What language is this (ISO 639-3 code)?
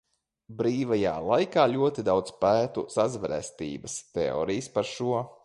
lav